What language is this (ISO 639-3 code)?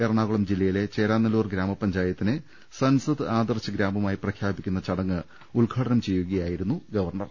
mal